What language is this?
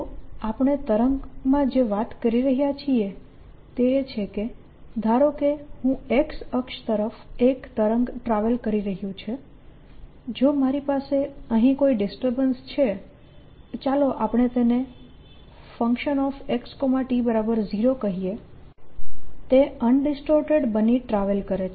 Gujarati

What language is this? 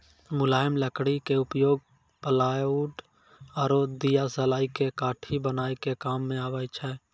Maithili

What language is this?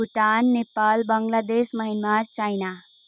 Nepali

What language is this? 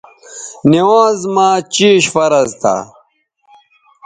Bateri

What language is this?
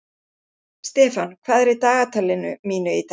Icelandic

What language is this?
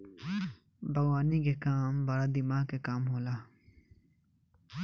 Bhojpuri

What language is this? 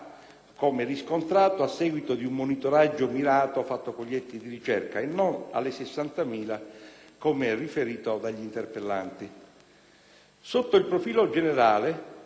Italian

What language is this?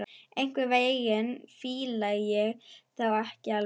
Icelandic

